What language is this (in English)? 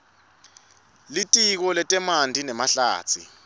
Swati